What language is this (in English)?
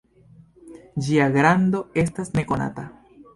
Esperanto